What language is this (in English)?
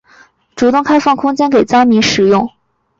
Chinese